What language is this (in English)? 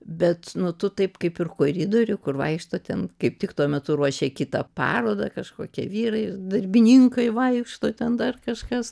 Lithuanian